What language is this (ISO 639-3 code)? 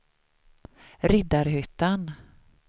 swe